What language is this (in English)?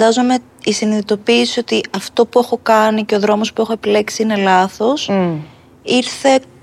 Greek